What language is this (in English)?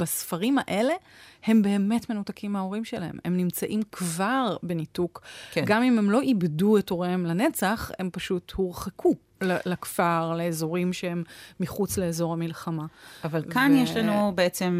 Hebrew